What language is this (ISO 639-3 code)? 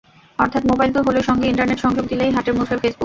ben